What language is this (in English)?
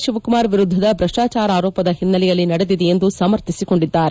Kannada